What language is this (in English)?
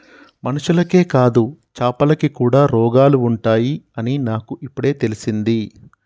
Telugu